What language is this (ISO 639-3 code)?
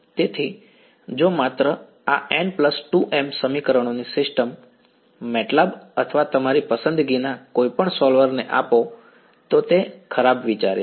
guj